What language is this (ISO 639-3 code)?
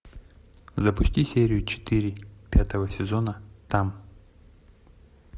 rus